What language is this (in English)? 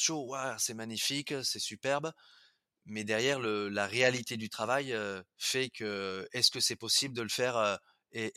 French